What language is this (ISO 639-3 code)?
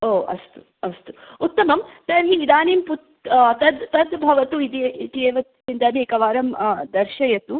san